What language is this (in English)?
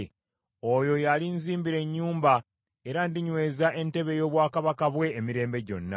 Ganda